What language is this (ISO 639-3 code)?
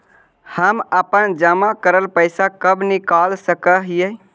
mag